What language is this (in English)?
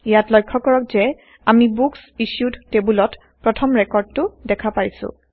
Assamese